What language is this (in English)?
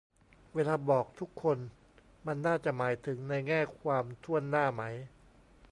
Thai